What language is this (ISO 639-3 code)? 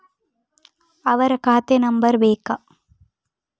kan